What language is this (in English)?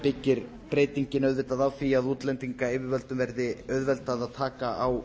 Icelandic